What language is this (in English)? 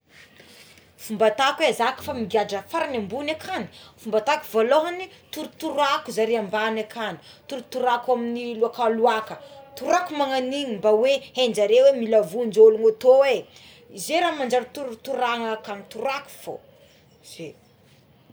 Tsimihety Malagasy